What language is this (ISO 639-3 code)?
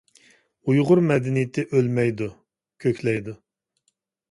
uig